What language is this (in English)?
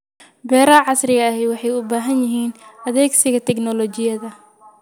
Somali